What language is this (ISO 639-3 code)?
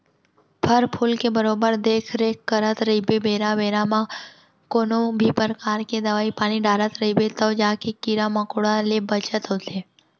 hne